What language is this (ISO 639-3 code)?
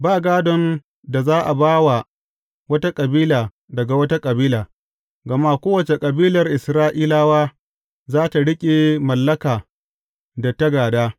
hau